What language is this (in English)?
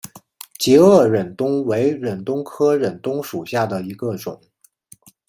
Chinese